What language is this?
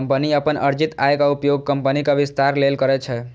Maithili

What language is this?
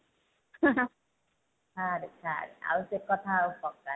Odia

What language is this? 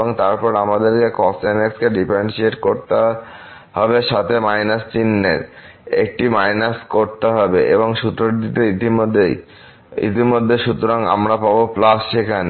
Bangla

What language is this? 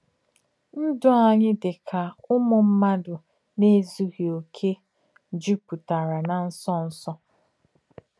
Igbo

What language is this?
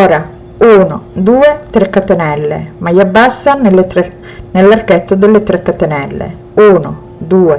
Italian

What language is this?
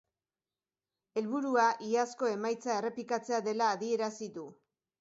Basque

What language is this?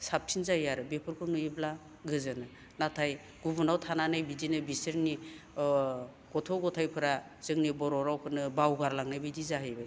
Bodo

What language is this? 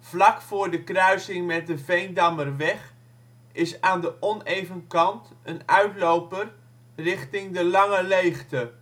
Dutch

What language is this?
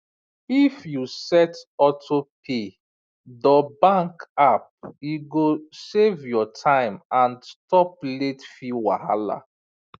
Nigerian Pidgin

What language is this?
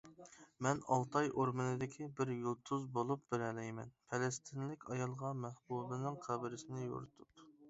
Uyghur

